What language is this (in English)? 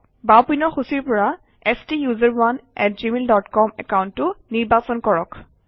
Assamese